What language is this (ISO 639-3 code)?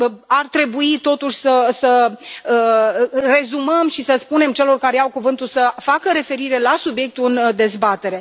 ron